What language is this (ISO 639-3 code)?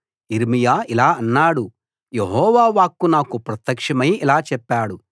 tel